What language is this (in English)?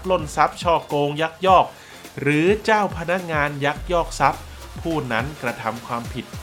Thai